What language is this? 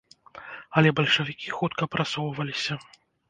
Belarusian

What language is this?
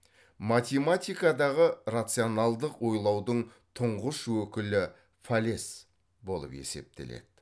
Kazakh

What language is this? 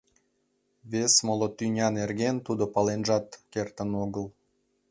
Mari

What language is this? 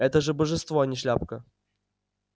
Russian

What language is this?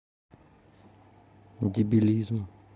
Russian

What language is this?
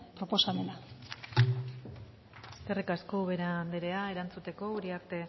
Basque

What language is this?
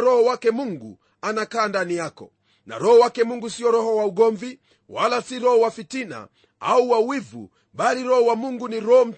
Swahili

